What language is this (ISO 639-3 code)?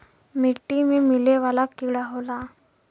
bho